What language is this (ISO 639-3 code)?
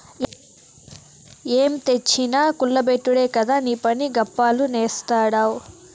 tel